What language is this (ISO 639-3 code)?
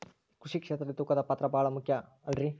kan